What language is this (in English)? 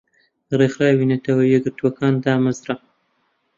Central Kurdish